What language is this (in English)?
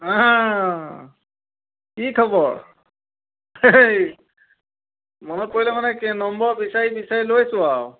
Assamese